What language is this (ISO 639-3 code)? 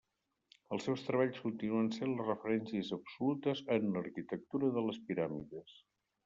cat